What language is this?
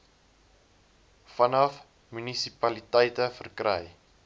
Afrikaans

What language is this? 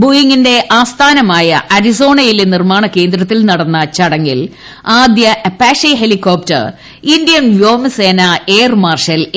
Malayalam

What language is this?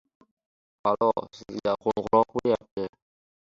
Uzbek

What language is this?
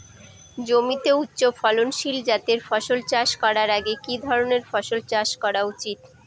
Bangla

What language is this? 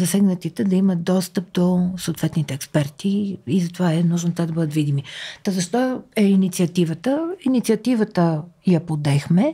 Bulgarian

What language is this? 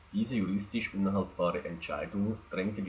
German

